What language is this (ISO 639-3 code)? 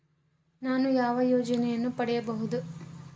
kan